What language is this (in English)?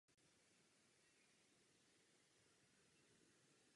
Czech